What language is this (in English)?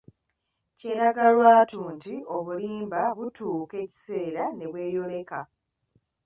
Ganda